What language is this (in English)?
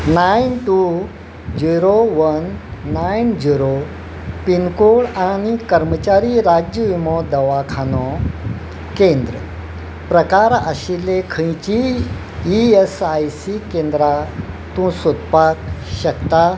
Konkani